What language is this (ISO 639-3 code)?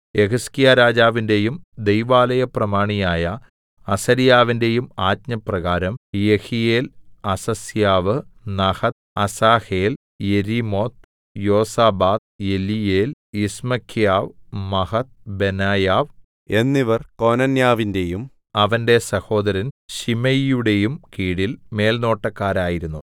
mal